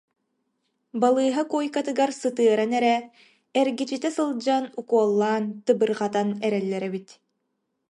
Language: Yakut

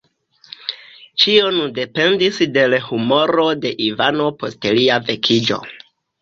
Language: Esperanto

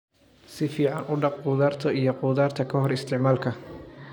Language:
Somali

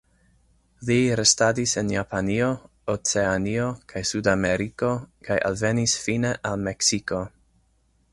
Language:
Esperanto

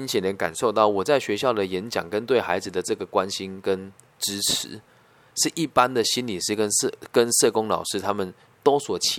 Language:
Chinese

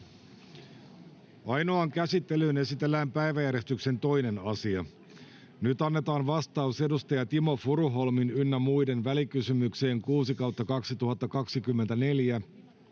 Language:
Finnish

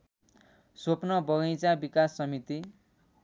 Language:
Nepali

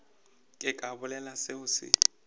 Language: Northern Sotho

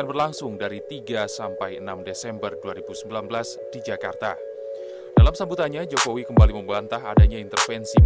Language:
Indonesian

